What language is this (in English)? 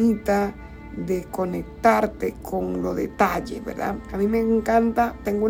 Spanish